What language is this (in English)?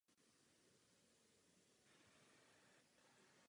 Czech